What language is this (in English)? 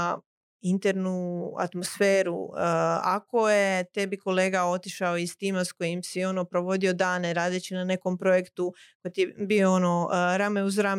Croatian